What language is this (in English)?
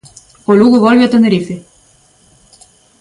Galician